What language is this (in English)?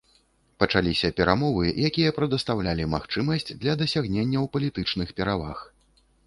Belarusian